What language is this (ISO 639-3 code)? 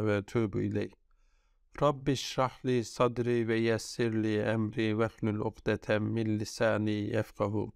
tur